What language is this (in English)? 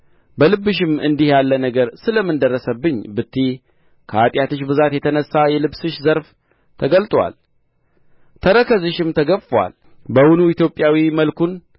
Amharic